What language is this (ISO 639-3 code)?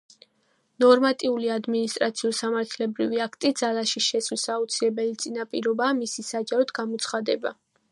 kat